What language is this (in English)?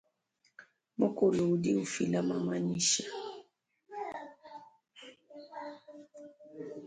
Luba-Lulua